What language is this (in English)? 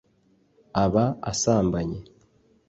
Kinyarwanda